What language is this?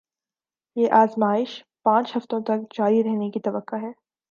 Urdu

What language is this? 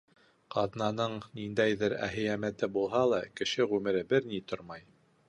Bashkir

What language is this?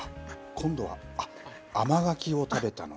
Japanese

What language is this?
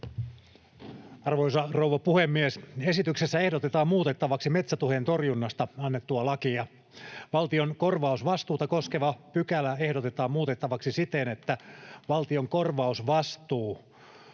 Finnish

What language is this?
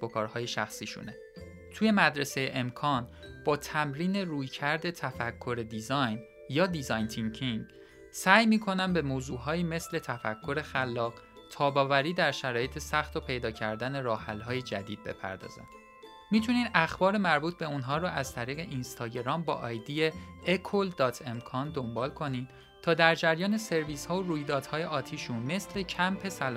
Persian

